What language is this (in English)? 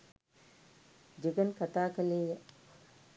Sinhala